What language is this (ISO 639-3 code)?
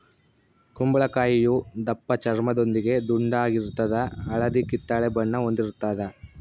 kan